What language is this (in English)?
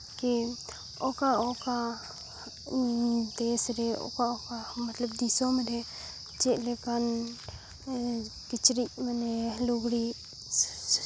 Santali